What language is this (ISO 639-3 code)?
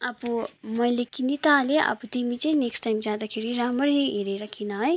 nep